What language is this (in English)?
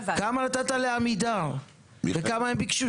Hebrew